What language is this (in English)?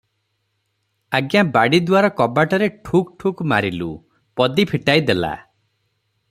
Odia